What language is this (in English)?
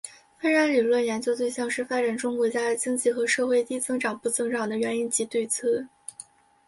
Chinese